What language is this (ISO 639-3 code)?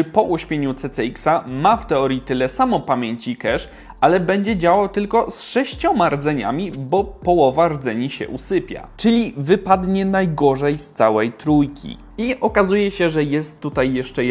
pol